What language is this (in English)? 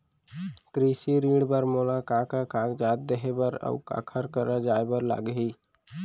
Chhattisgarhi